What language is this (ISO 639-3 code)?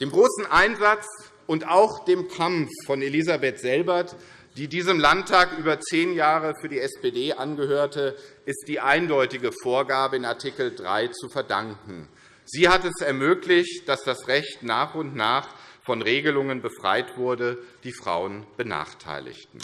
deu